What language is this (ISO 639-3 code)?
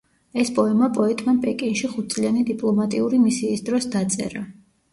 kat